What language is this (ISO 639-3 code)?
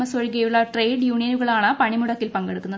mal